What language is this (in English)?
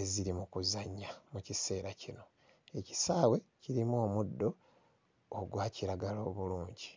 Ganda